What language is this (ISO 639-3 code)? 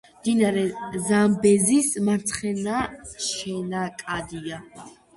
kat